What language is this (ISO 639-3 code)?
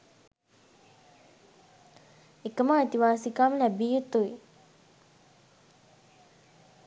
sin